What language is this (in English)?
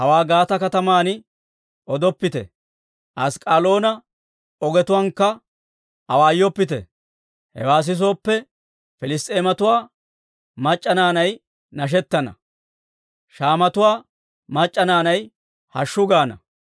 Dawro